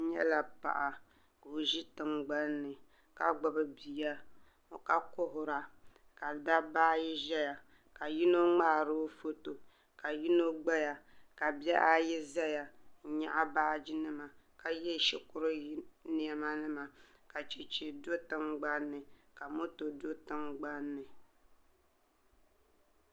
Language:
Dagbani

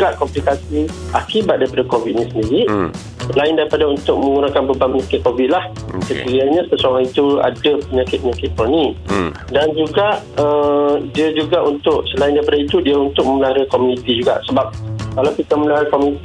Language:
Malay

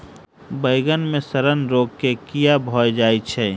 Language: Maithili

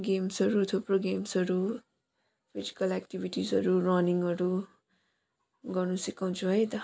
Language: Nepali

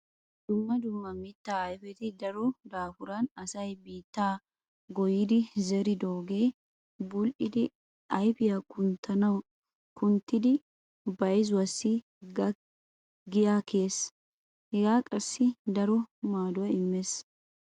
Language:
Wolaytta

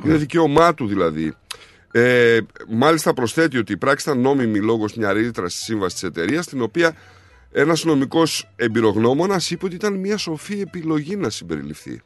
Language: Greek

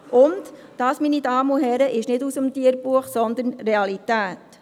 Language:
Swiss German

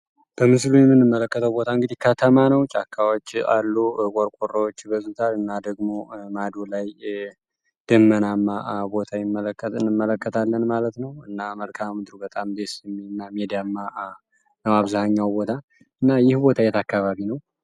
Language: Amharic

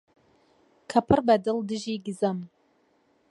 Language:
Central Kurdish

